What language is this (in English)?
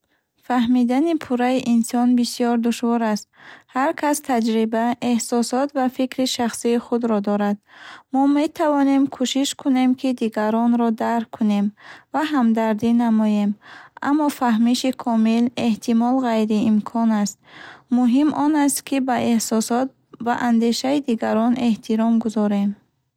Bukharic